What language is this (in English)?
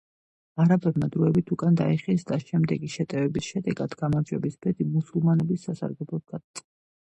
Georgian